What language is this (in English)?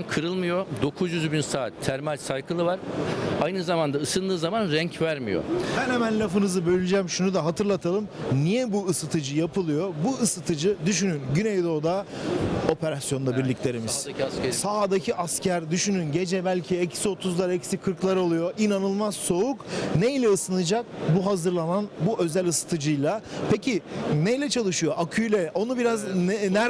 Turkish